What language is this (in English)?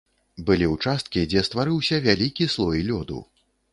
Belarusian